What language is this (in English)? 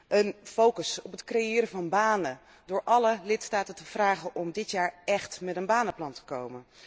Dutch